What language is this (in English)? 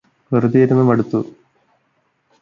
Malayalam